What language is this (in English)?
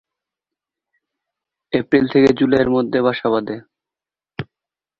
Bangla